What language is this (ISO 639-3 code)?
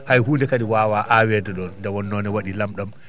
ful